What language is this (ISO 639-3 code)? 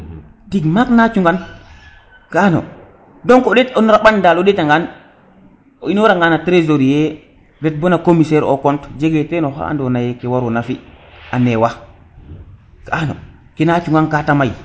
srr